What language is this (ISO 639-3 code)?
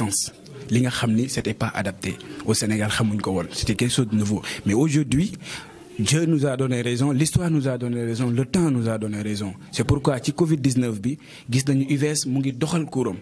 fra